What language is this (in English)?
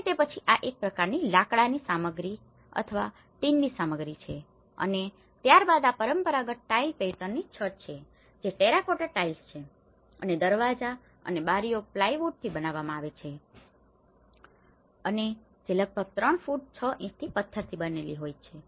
Gujarati